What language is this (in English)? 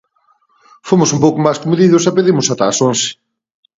Galician